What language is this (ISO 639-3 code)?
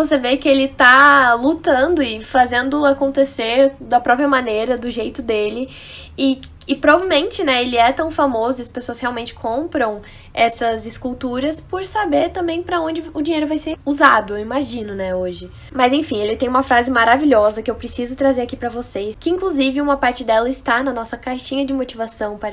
por